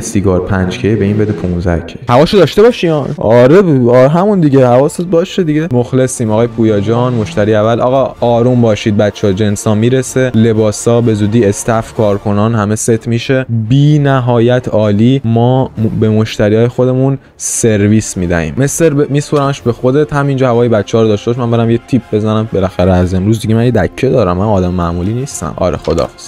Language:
Persian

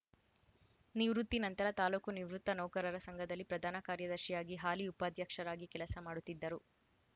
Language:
Kannada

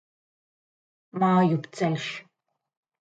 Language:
Latvian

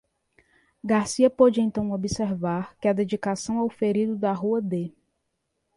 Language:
Portuguese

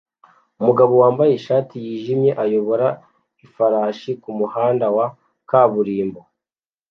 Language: Kinyarwanda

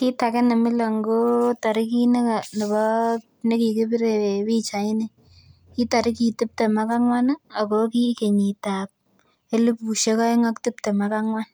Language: Kalenjin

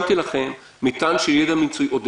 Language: Hebrew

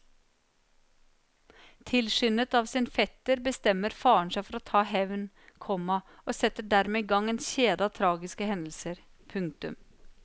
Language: Norwegian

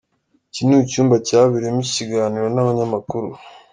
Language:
Kinyarwanda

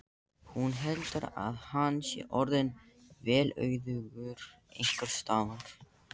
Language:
Icelandic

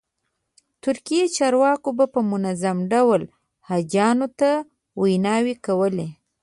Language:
Pashto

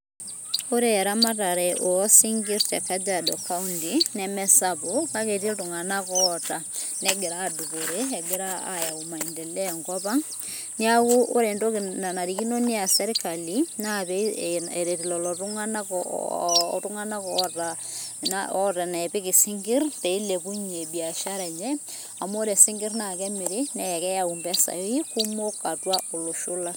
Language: Masai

